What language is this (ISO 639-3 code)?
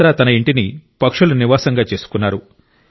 tel